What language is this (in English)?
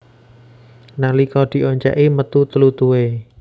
Javanese